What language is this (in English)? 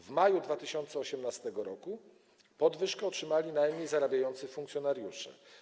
Polish